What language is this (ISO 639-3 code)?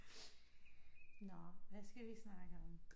dan